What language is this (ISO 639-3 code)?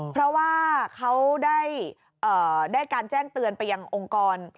tha